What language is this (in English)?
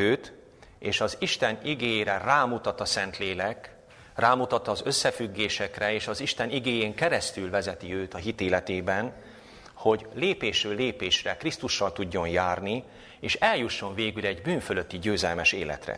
Hungarian